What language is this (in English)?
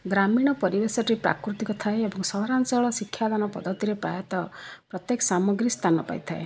Odia